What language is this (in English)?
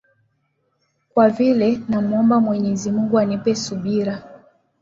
Swahili